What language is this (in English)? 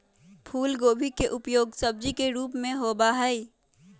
Magahi